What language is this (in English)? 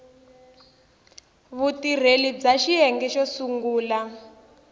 Tsonga